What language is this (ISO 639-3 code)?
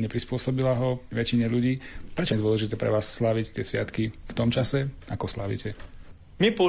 slk